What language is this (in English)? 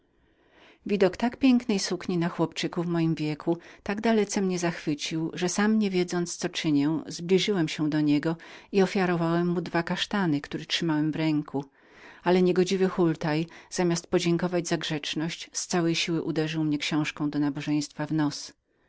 Polish